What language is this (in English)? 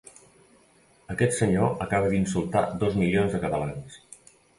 Catalan